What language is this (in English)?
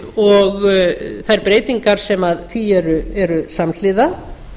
Icelandic